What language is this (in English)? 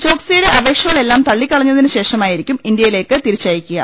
Malayalam